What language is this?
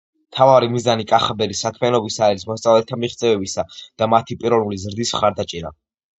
Georgian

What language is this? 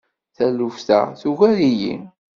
Kabyle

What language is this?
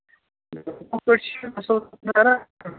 Kashmiri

